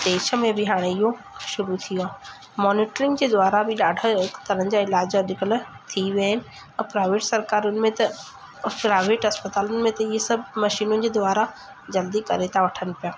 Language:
Sindhi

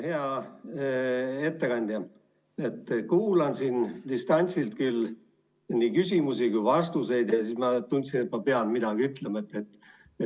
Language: Estonian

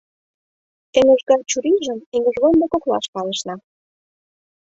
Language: Mari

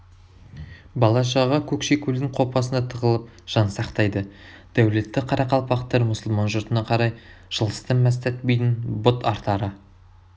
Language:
Kazakh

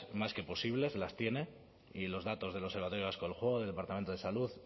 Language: Spanish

